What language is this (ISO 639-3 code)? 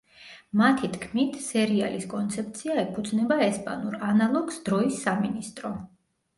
kat